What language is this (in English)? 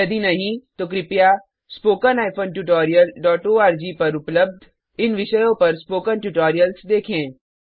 Hindi